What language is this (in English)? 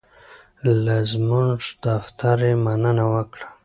Pashto